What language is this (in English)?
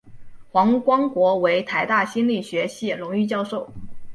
Chinese